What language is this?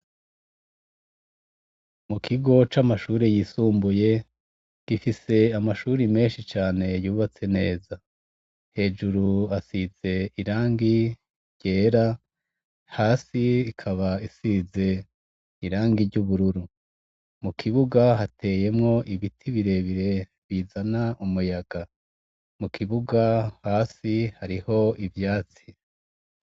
Rundi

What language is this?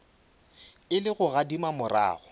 Northern Sotho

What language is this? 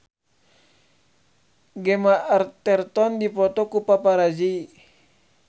Sundanese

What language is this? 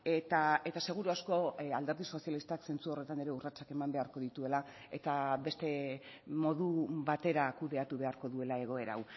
Basque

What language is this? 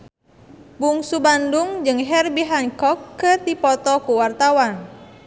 Sundanese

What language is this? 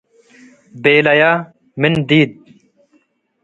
Tigre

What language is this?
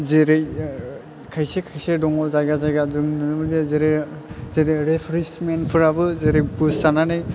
Bodo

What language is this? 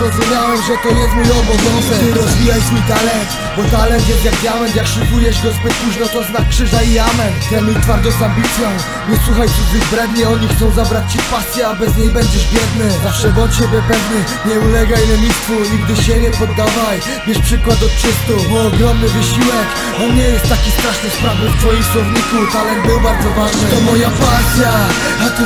Polish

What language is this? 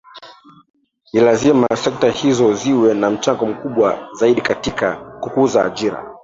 Swahili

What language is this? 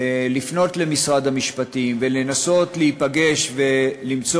Hebrew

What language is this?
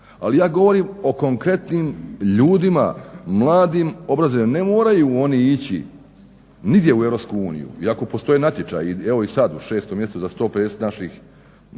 Croatian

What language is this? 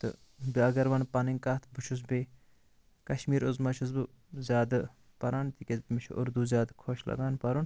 Kashmiri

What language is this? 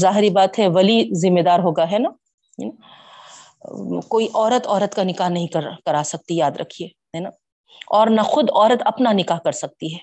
Urdu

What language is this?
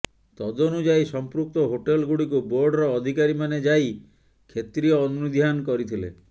Odia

